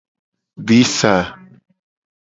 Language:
Gen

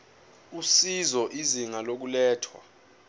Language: Zulu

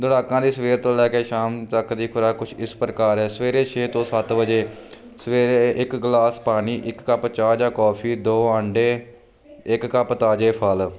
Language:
Punjabi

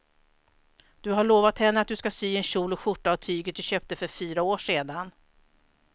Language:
Swedish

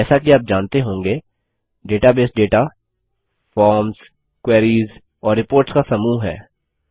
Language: Hindi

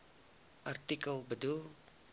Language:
Afrikaans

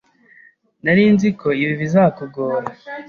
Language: Kinyarwanda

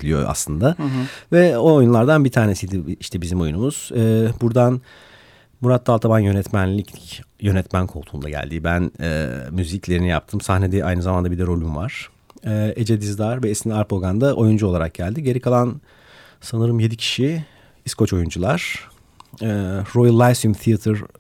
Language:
Turkish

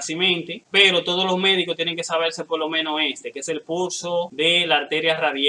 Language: Spanish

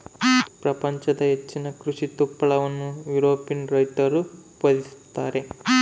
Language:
Kannada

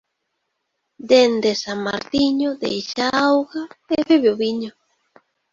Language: Galician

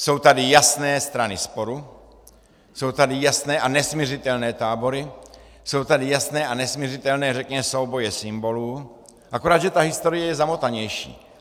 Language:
Czech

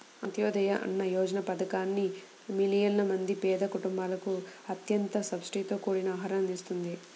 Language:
Telugu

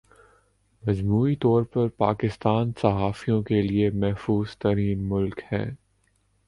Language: Urdu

